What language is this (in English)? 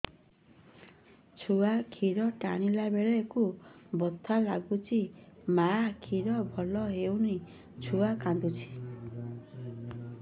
Odia